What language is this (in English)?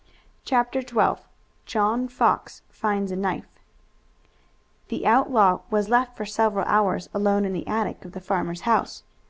English